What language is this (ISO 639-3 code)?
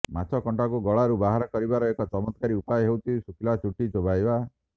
ori